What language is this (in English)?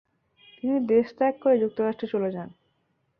Bangla